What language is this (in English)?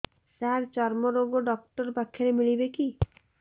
Odia